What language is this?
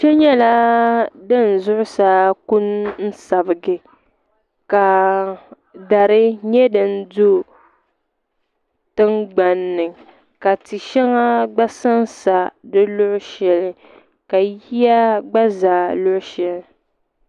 Dagbani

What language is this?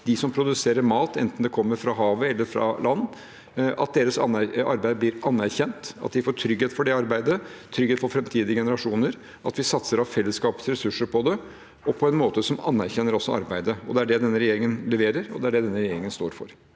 Norwegian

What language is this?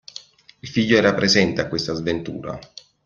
Italian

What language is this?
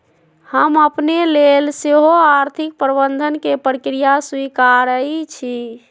Magahi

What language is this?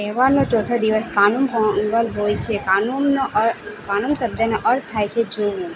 Gujarati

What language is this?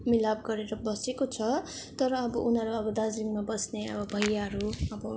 Nepali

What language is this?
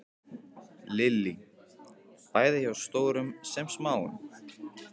Icelandic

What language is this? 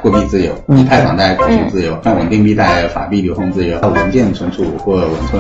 Chinese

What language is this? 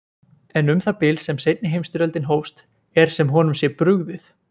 Icelandic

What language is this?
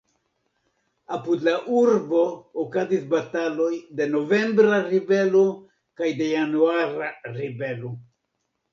Esperanto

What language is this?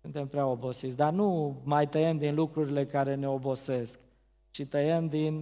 Romanian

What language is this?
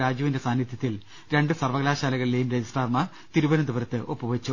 Malayalam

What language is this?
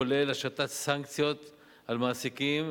Hebrew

